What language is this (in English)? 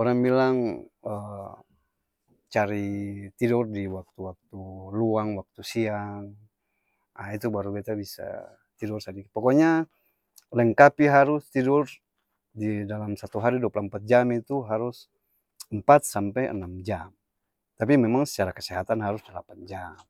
Ambonese Malay